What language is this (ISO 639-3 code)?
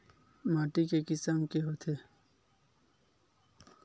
hne